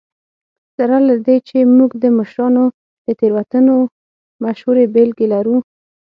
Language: Pashto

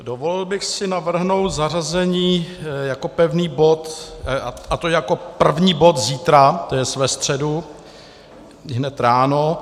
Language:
Czech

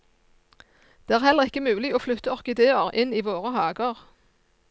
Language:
Norwegian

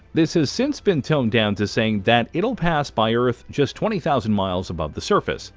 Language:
English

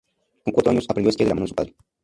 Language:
Spanish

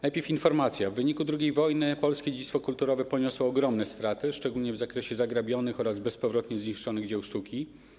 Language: Polish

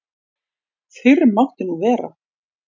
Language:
Icelandic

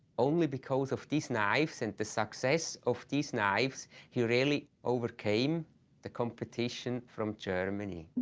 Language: English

